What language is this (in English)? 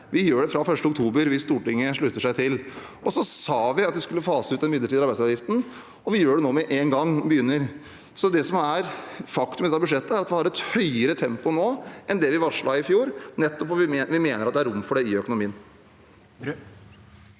Norwegian